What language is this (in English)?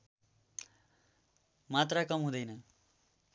Nepali